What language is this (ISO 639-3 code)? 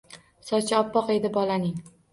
uzb